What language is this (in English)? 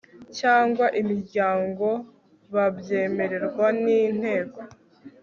Kinyarwanda